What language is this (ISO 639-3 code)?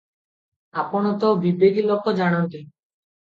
ori